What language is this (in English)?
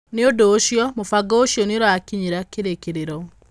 Kikuyu